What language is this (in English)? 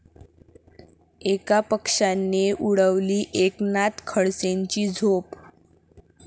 Marathi